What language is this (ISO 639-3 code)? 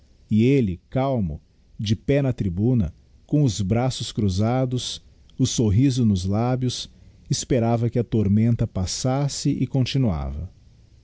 por